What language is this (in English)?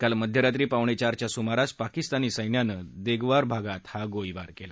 Marathi